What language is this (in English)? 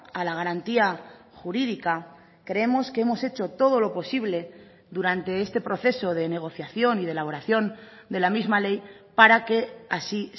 Spanish